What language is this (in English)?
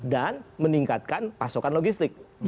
Indonesian